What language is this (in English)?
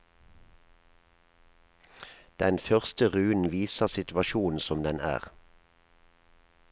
Norwegian